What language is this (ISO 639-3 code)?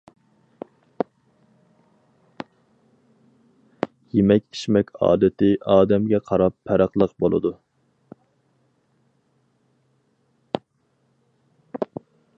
uig